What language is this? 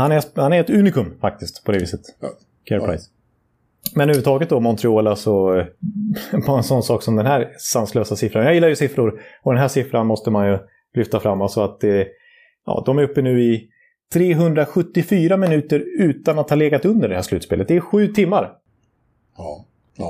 Swedish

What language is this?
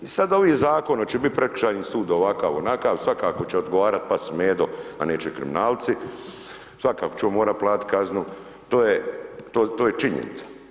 Croatian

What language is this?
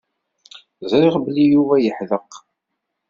Kabyle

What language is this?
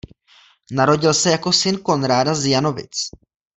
Czech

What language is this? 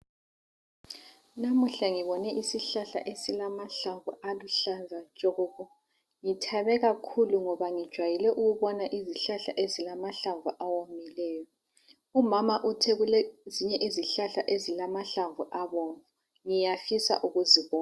North Ndebele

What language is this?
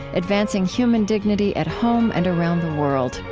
English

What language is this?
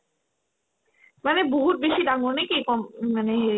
Assamese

